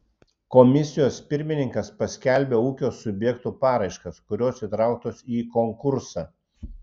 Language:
Lithuanian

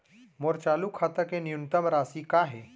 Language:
Chhattisgarhi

